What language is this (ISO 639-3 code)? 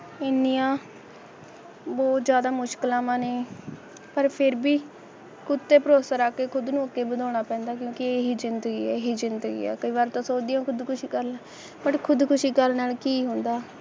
pan